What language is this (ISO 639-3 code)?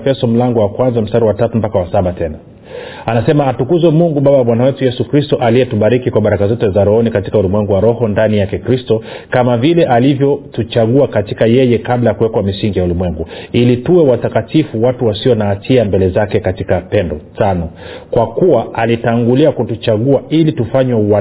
swa